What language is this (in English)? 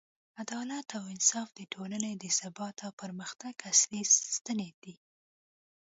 Pashto